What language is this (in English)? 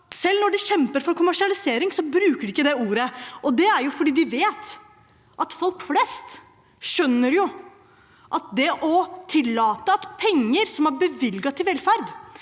Norwegian